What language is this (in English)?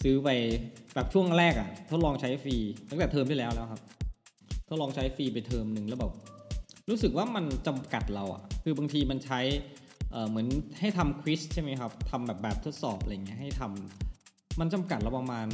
Thai